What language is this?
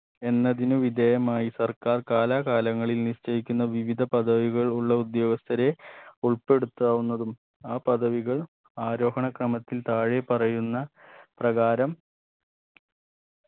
Malayalam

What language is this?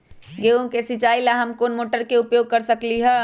Magahi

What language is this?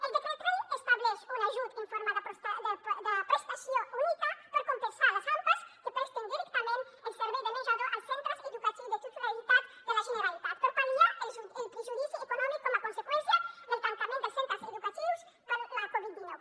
Catalan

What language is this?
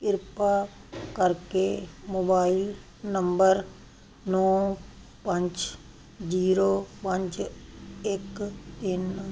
Punjabi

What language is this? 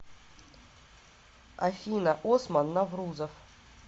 Russian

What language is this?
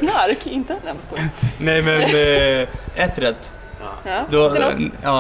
Swedish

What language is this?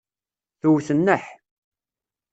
Kabyle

